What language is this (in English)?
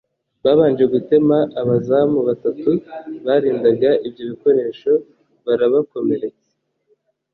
Kinyarwanda